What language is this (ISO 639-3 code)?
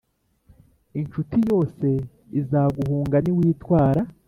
kin